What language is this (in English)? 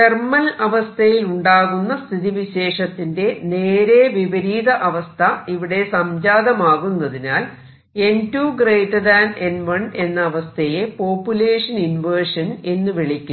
Malayalam